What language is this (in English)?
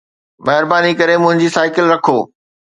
Sindhi